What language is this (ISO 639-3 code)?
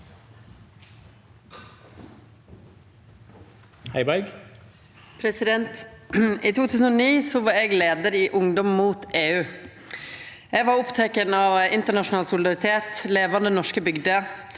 nor